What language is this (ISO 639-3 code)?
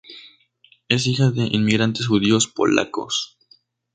spa